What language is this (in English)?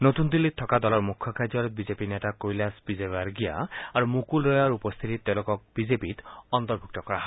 Assamese